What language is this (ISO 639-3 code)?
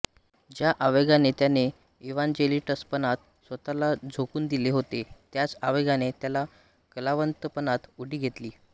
mar